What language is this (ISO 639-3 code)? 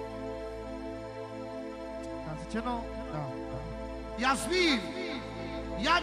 ron